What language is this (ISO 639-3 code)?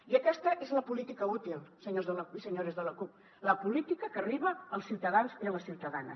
cat